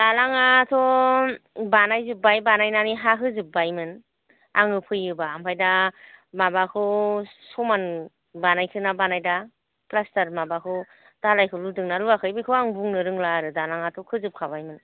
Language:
Bodo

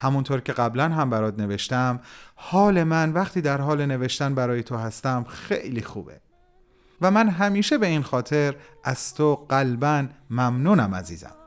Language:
Persian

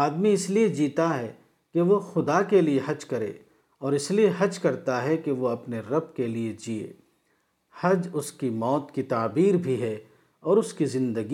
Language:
Urdu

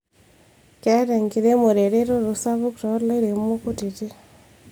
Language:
Masai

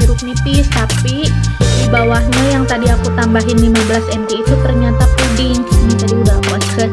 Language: Indonesian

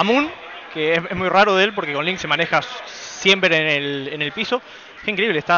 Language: Spanish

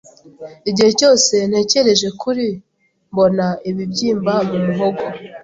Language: Kinyarwanda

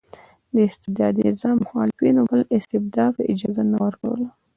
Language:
Pashto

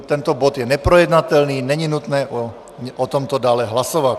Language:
Czech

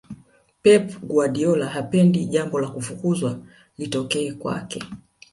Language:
Swahili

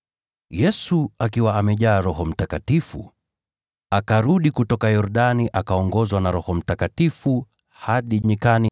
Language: Swahili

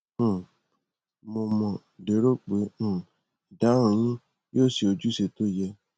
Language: Yoruba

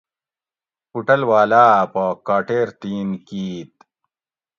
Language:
Gawri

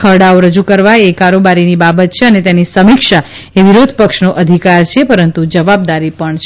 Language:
Gujarati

